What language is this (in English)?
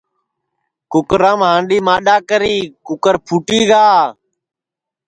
Sansi